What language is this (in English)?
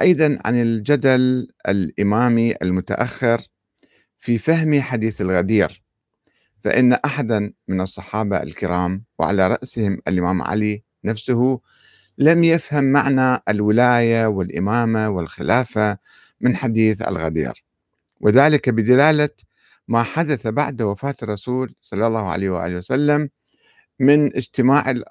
Arabic